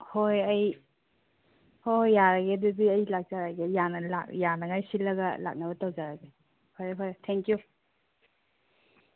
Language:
Manipuri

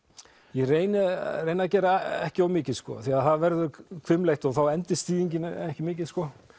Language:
Icelandic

